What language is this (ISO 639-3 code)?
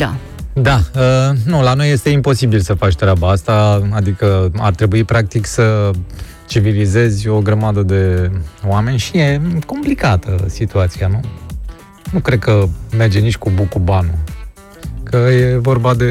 ron